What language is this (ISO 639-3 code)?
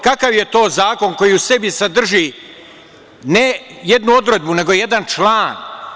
srp